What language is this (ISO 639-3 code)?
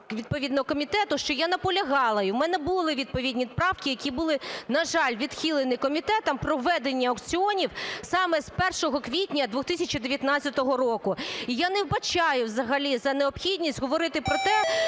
ukr